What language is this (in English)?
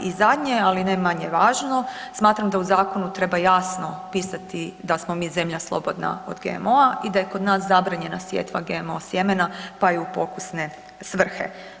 Croatian